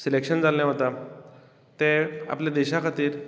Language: Konkani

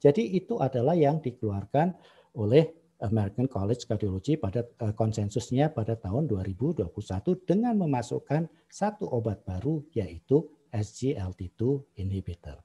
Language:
Indonesian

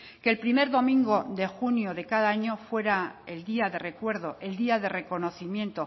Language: Spanish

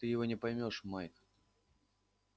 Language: Russian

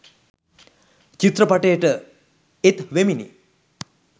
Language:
Sinhala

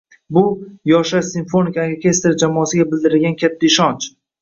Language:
Uzbek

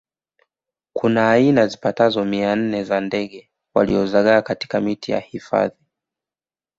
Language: Swahili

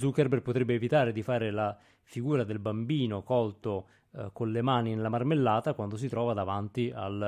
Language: Italian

